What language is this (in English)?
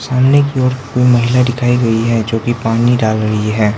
Hindi